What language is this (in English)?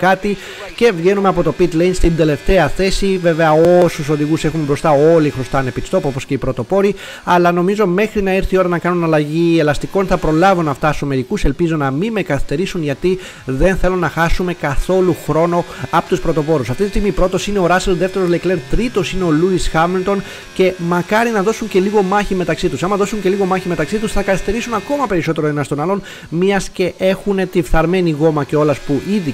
Greek